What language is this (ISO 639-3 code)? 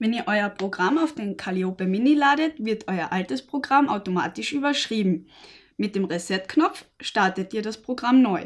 deu